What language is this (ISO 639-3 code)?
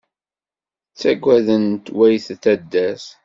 kab